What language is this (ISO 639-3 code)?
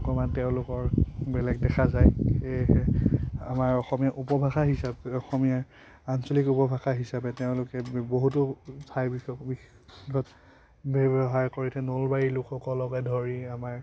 asm